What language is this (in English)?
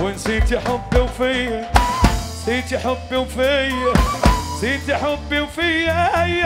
Arabic